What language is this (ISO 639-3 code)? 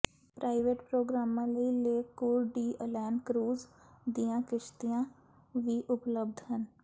pan